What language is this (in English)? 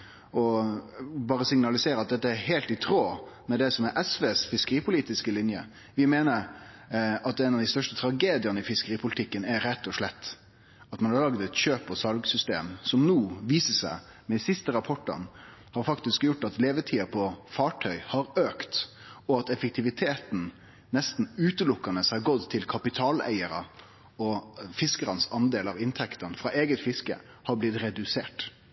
Norwegian Nynorsk